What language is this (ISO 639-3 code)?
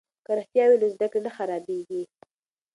pus